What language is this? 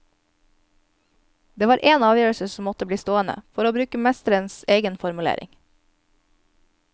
Norwegian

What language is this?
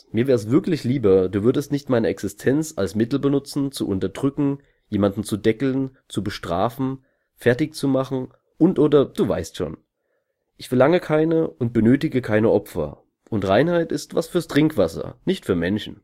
German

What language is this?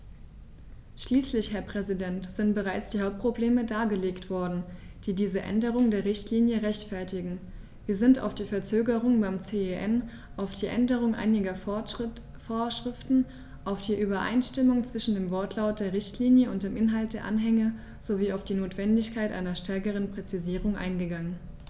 German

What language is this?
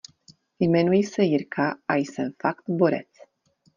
Czech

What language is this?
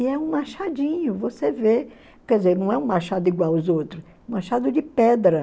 Portuguese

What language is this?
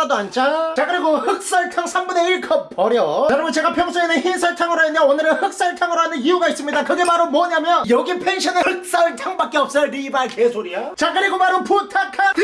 Korean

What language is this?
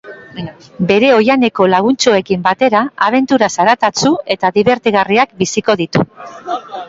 Basque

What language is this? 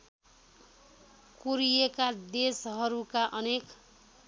Nepali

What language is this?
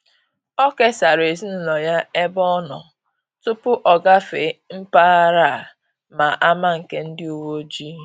Igbo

